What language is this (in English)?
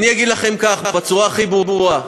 Hebrew